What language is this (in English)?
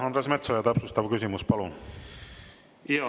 Estonian